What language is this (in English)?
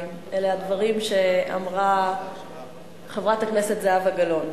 Hebrew